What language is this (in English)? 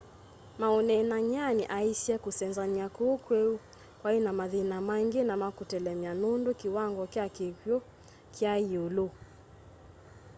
Kamba